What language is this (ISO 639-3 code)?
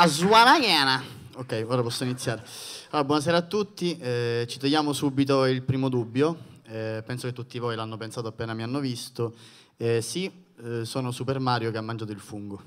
ita